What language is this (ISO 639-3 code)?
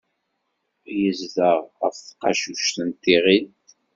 kab